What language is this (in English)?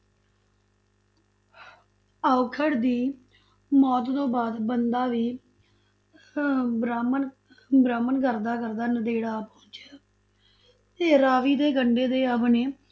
Punjabi